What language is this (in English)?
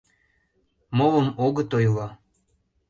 Mari